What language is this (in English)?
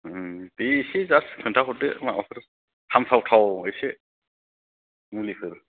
Bodo